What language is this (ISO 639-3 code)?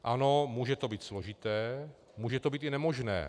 ces